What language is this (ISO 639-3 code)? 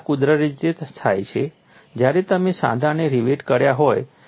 guj